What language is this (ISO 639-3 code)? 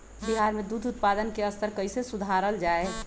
mag